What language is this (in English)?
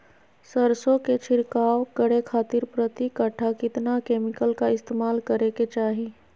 Magahi